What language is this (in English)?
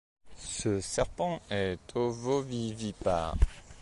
French